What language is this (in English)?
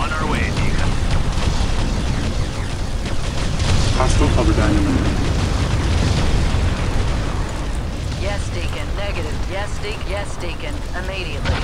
English